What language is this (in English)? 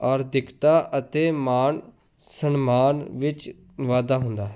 Punjabi